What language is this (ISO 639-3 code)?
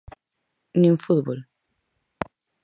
glg